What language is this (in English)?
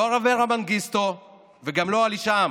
Hebrew